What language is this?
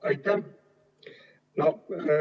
Estonian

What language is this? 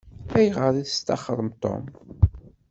Kabyle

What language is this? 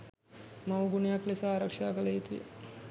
Sinhala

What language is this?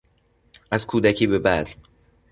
Persian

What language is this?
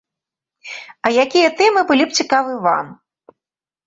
Belarusian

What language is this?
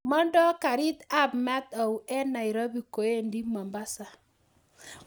Kalenjin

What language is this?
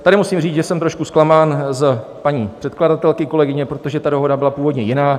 Czech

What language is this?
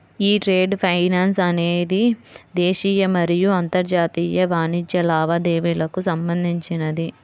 Telugu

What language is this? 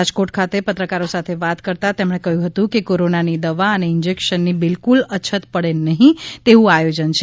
Gujarati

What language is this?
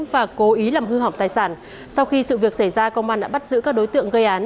Vietnamese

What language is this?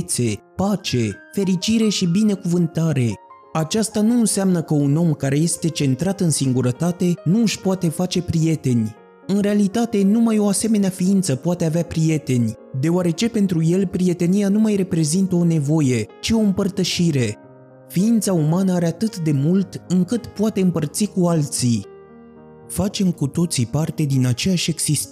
Romanian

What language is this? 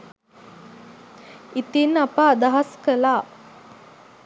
Sinhala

